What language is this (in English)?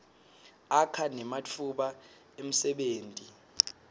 Swati